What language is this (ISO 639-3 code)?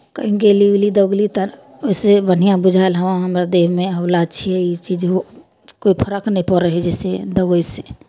mai